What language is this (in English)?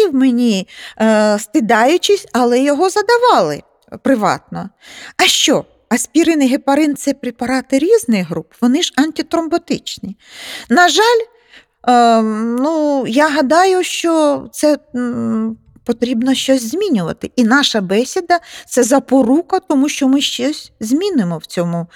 Ukrainian